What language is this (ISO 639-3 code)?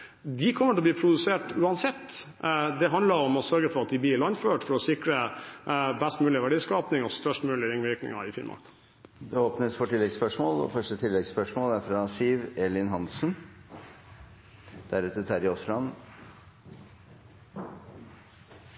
nob